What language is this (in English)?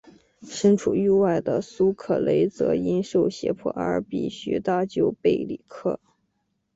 Chinese